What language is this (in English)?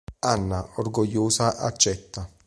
Italian